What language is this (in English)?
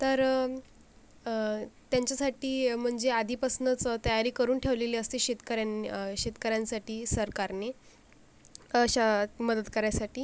Marathi